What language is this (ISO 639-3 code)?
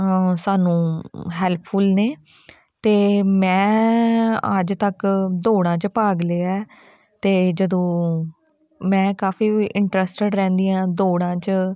pan